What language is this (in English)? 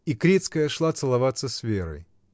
Russian